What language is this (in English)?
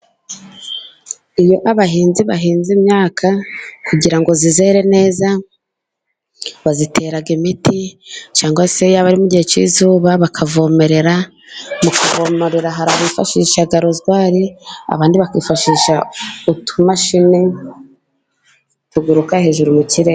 Kinyarwanda